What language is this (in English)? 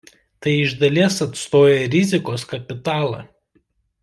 Lithuanian